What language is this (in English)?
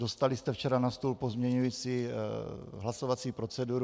Czech